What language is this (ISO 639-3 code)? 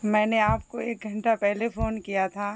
urd